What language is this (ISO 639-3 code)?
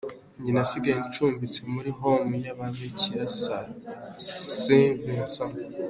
kin